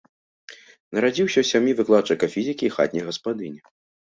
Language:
Belarusian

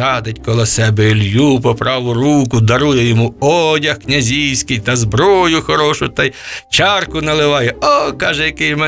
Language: Ukrainian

